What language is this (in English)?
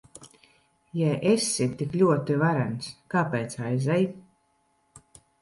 Latvian